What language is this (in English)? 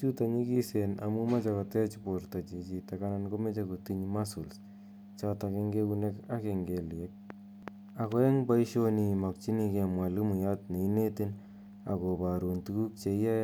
Kalenjin